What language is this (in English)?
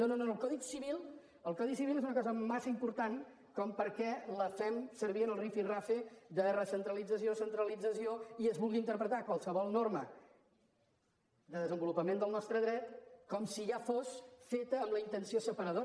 Catalan